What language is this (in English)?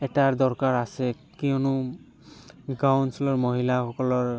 Assamese